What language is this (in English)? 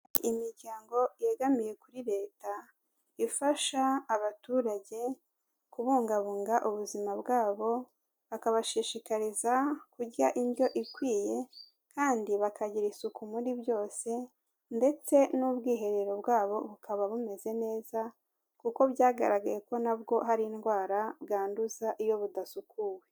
Kinyarwanda